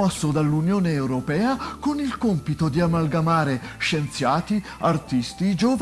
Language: Italian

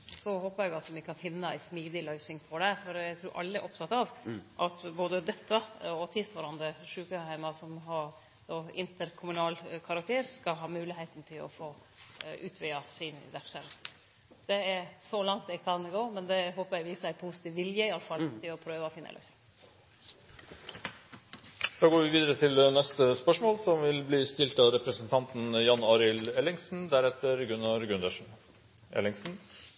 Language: Norwegian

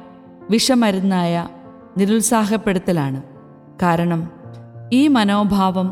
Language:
Malayalam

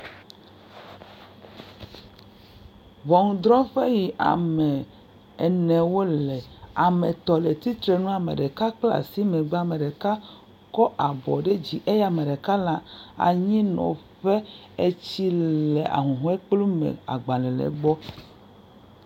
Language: Ewe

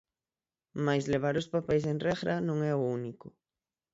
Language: Galician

